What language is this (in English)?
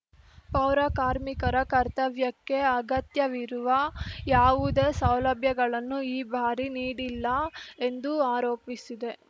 Kannada